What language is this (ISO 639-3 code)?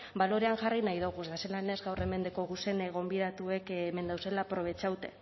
eus